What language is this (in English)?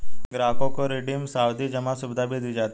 Hindi